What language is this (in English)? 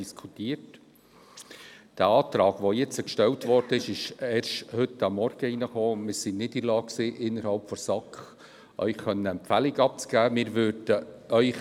Swiss German